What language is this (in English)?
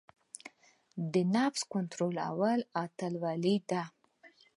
Pashto